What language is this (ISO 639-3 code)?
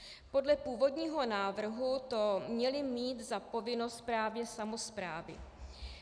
ces